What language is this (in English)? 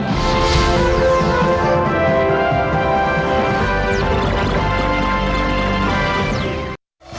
Vietnamese